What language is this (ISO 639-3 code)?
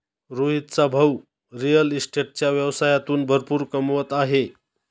mar